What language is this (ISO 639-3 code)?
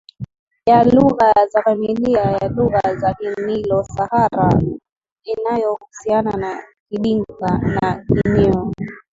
swa